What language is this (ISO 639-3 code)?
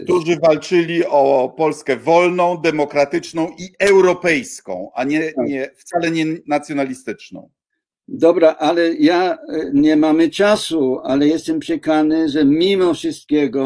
pol